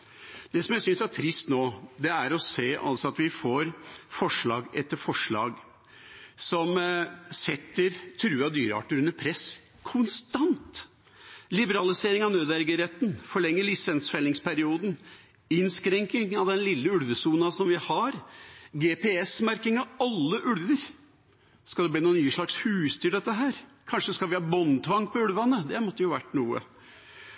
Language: Norwegian Bokmål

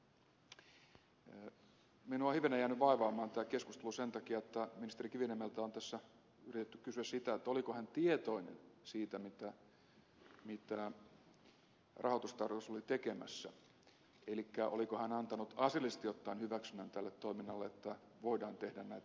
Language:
Finnish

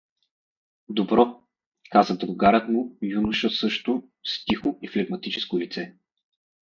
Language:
Bulgarian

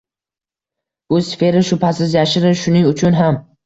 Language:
Uzbek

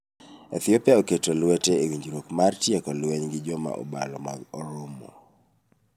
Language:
Luo (Kenya and Tanzania)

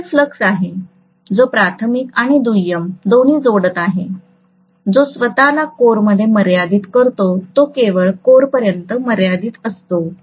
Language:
Marathi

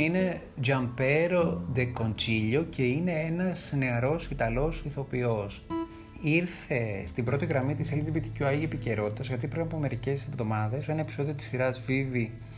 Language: Greek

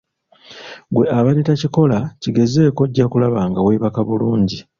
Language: Ganda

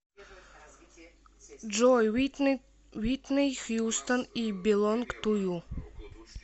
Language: Russian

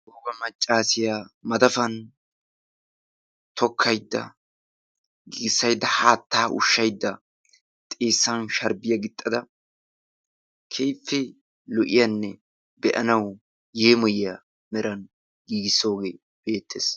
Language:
Wolaytta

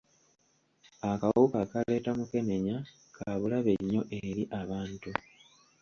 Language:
Ganda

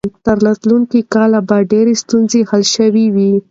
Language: Pashto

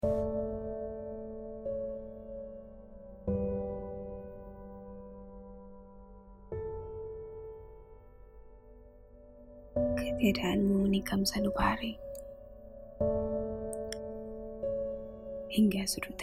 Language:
Malay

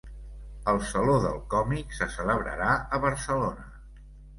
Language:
Catalan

